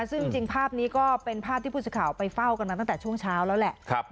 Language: Thai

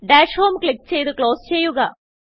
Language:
Malayalam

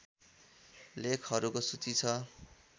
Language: Nepali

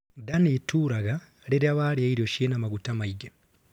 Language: Kikuyu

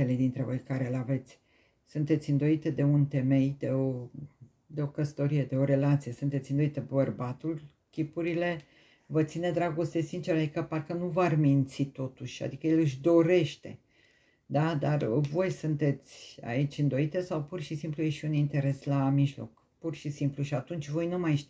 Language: Romanian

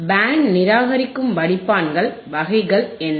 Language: Tamil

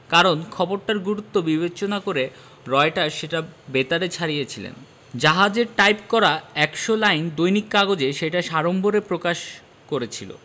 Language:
Bangla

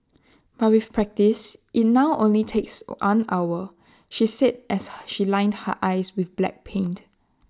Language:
English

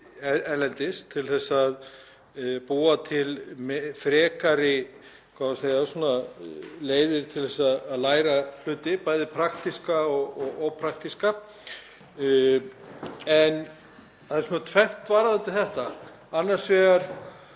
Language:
Icelandic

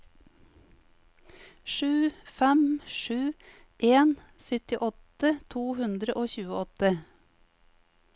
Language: Norwegian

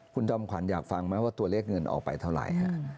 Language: Thai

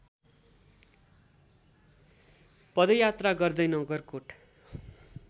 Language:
Nepali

